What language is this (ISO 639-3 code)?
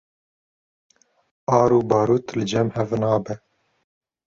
kur